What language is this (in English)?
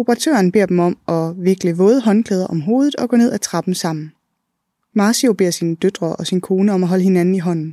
Danish